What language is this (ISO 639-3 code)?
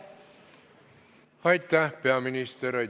est